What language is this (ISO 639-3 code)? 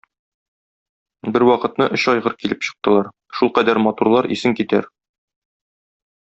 tat